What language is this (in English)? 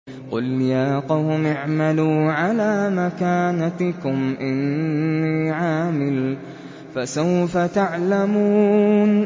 Arabic